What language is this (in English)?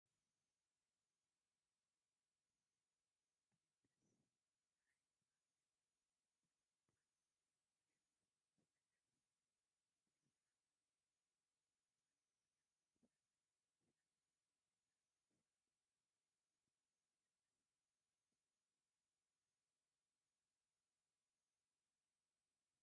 Tigrinya